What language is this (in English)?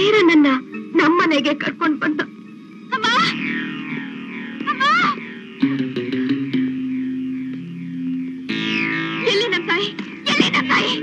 Kannada